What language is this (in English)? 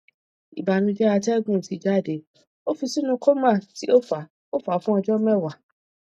Yoruba